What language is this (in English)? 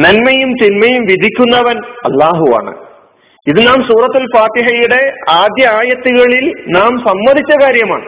Malayalam